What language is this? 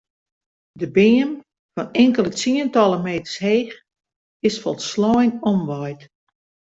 Western Frisian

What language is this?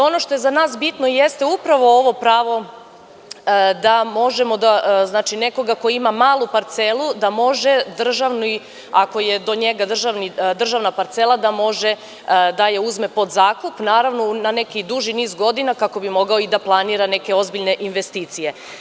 Serbian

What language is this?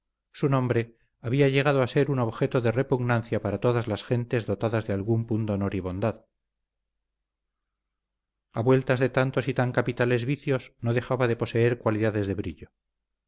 Spanish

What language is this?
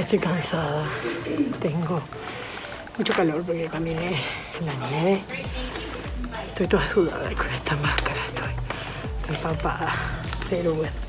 Spanish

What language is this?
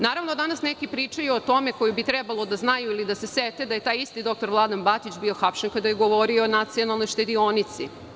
Serbian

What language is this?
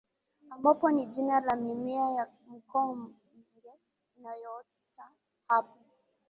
Swahili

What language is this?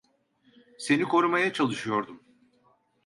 Turkish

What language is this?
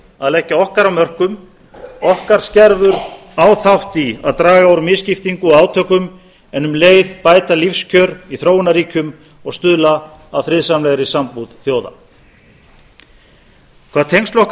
Icelandic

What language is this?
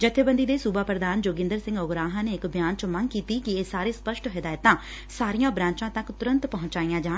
Punjabi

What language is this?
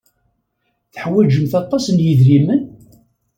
Kabyle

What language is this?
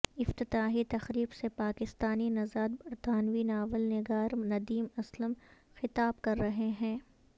Urdu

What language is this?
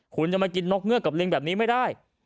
Thai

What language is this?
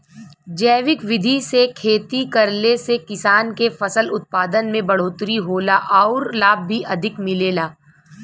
Bhojpuri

